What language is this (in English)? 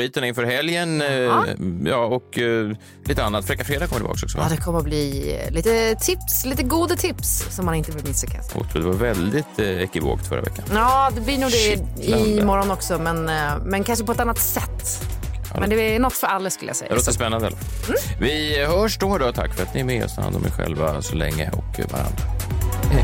Swedish